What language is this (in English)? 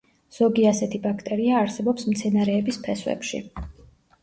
Georgian